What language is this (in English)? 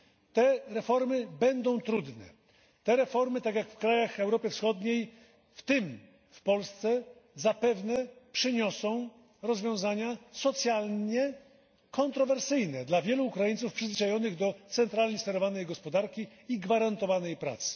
Polish